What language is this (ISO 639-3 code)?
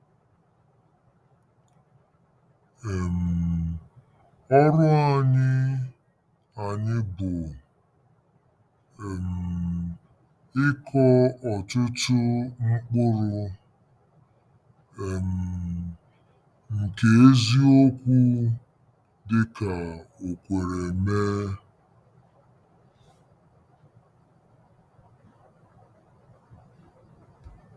ibo